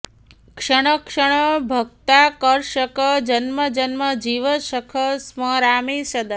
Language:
Sanskrit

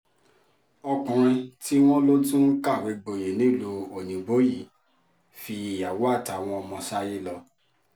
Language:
Yoruba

